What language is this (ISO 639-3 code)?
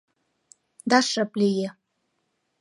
chm